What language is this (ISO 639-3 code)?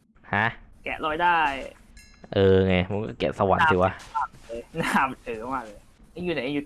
tha